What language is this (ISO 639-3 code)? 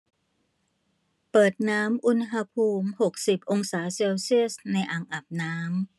tha